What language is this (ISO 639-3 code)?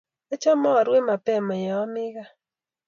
kln